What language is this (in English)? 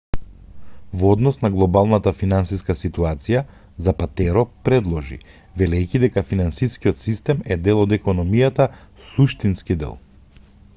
Macedonian